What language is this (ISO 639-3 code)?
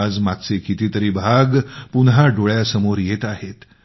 mar